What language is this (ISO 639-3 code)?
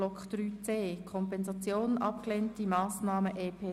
gsw